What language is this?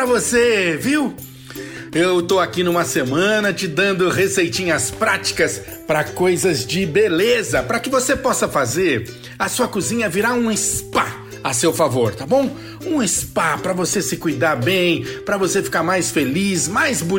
Portuguese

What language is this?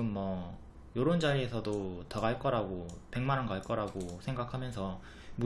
Korean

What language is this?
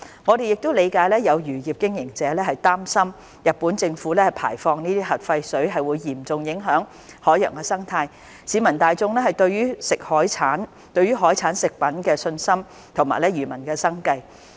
Cantonese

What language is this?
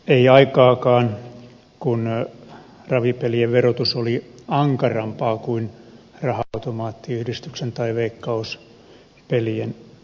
Finnish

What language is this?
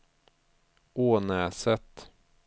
Swedish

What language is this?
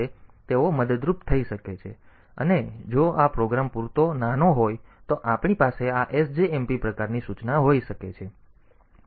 Gujarati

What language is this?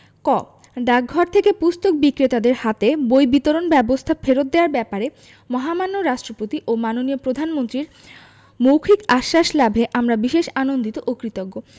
Bangla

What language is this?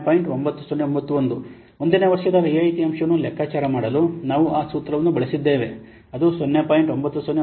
Kannada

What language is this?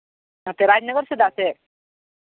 Santali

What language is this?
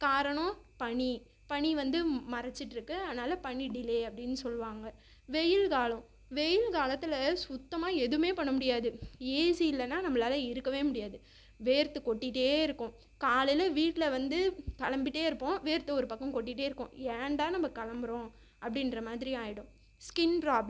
Tamil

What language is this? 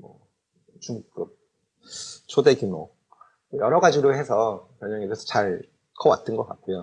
Korean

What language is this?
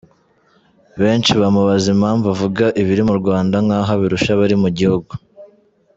Kinyarwanda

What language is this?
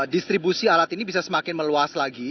Indonesian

